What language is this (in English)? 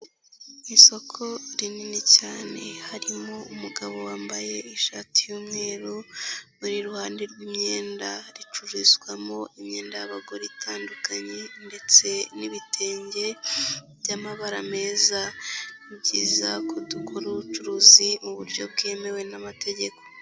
Kinyarwanda